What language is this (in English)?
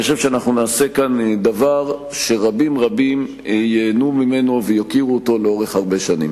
Hebrew